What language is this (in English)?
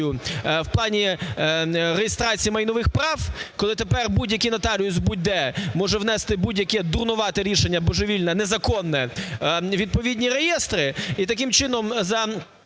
Ukrainian